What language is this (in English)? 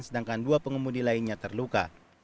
Indonesian